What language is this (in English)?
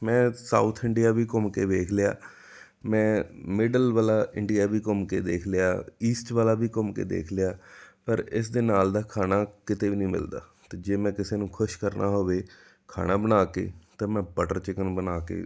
Punjabi